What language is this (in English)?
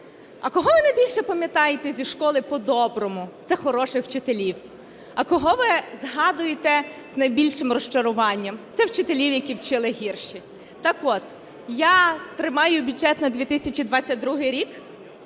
Ukrainian